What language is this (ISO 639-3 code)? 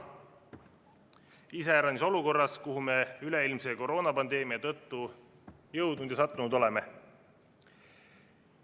est